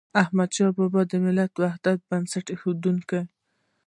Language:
Pashto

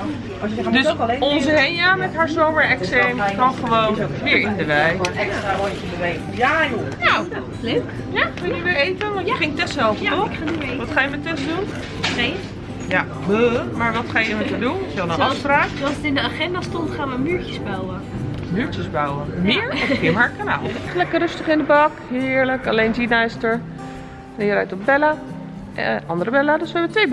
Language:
Dutch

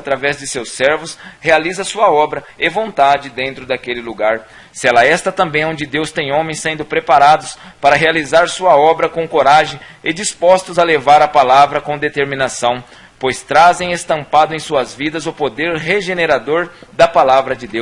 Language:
Portuguese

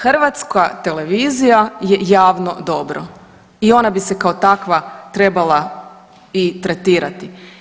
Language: Croatian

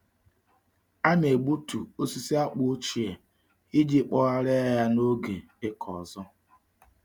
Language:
Igbo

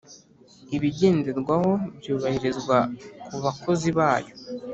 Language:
Kinyarwanda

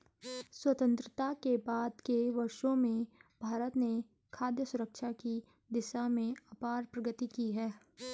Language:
Hindi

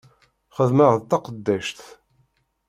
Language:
Kabyle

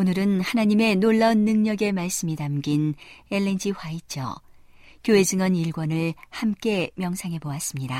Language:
Korean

